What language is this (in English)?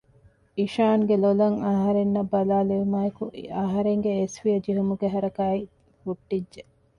Divehi